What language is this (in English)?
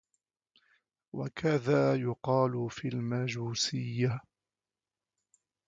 Arabic